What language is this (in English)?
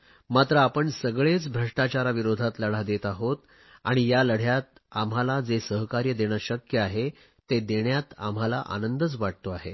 Marathi